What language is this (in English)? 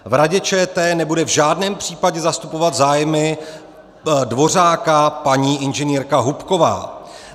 Czech